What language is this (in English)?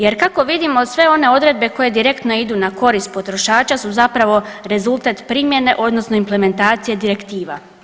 Croatian